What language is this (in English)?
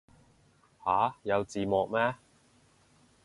Cantonese